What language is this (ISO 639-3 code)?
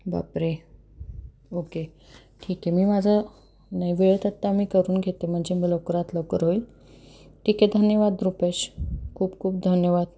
mar